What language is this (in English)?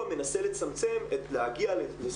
Hebrew